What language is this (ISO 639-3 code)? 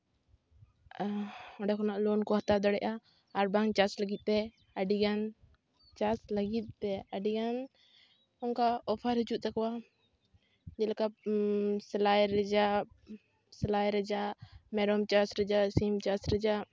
sat